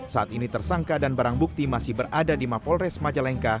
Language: Indonesian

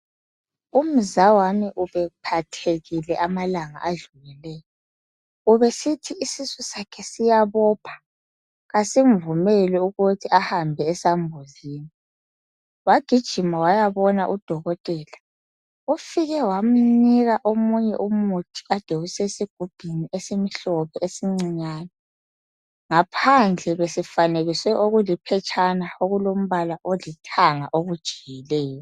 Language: North Ndebele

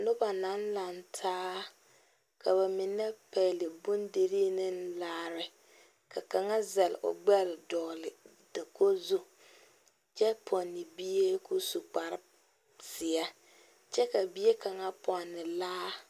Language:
Southern Dagaare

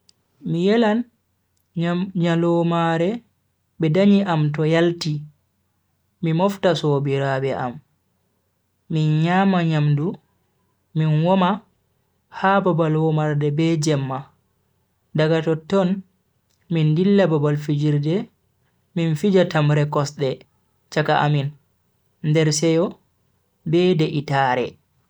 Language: Bagirmi Fulfulde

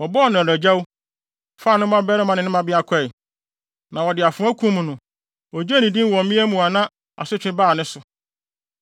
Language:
Akan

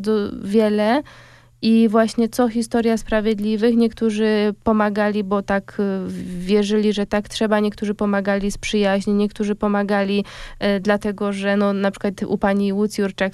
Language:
Polish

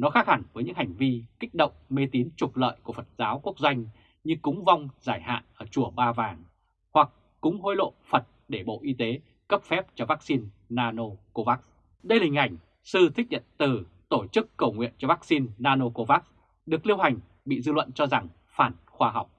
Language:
Vietnamese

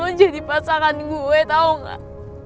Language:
Indonesian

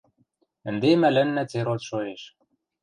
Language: Western Mari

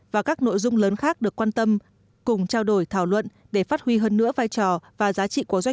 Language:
Vietnamese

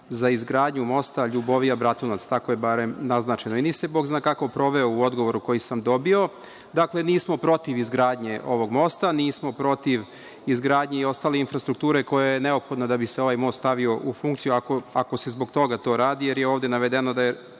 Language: Serbian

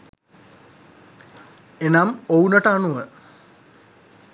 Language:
Sinhala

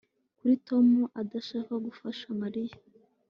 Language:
Kinyarwanda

